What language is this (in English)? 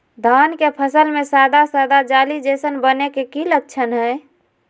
Magahi